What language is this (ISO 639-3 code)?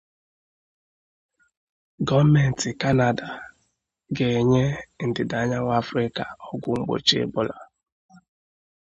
ibo